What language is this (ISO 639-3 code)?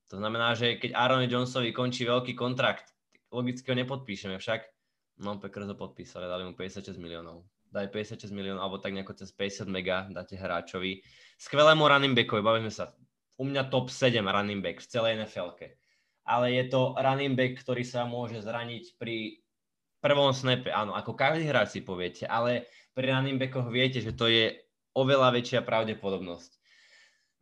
slk